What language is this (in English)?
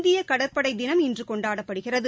Tamil